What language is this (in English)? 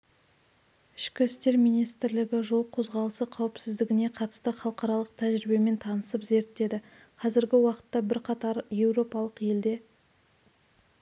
Kazakh